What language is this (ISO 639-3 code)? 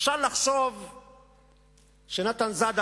heb